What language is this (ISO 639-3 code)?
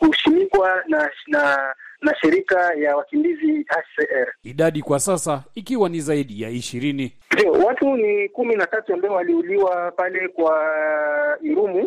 swa